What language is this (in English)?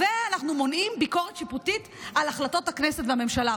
Hebrew